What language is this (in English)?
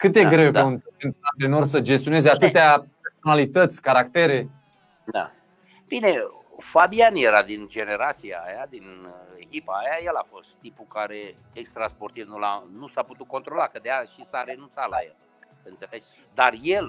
Romanian